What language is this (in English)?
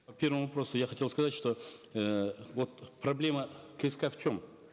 Kazakh